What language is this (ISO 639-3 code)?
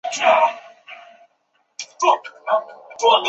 zho